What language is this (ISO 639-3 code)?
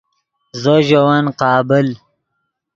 ydg